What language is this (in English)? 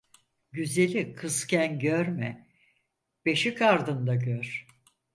Turkish